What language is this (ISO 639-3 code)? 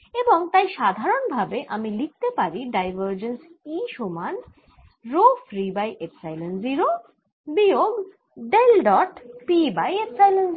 ben